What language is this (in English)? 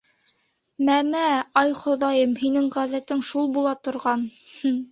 Bashkir